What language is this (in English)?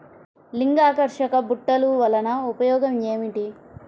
Telugu